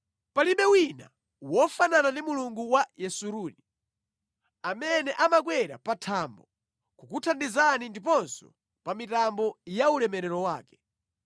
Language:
Nyanja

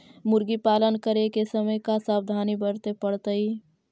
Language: Magahi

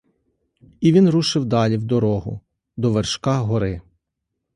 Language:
Ukrainian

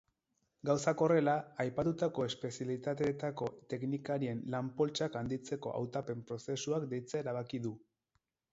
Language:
Basque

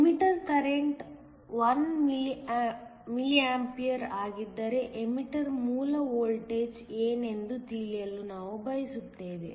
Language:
Kannada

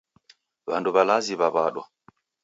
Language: Taita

